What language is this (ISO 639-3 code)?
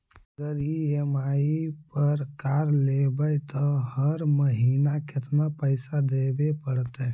mag